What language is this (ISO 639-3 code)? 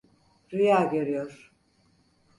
tur